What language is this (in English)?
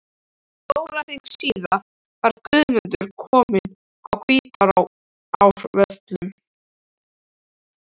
Icelandic